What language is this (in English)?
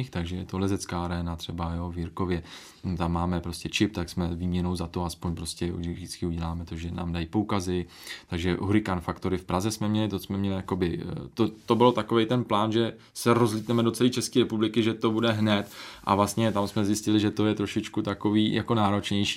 Czech